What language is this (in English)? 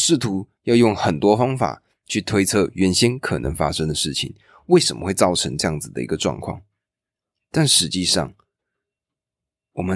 Chinese